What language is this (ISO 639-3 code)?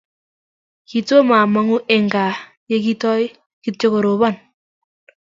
kln